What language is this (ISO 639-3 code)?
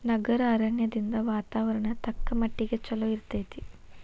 kan